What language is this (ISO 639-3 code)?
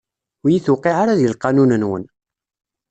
kab